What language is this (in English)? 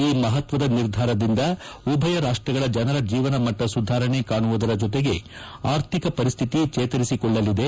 Kannada